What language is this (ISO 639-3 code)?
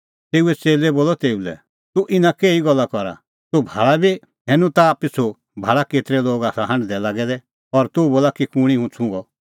kfx